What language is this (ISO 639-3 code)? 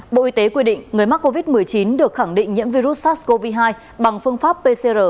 vie